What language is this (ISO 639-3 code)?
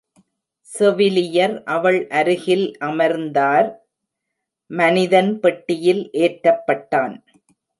tam